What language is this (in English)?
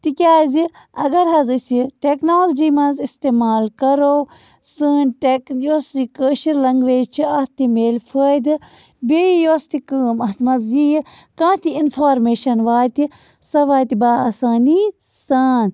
Kashmiri